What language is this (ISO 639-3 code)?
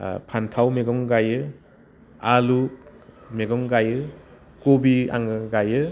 brx